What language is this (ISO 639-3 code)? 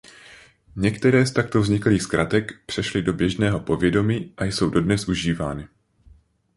ces